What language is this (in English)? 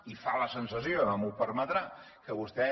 Catalan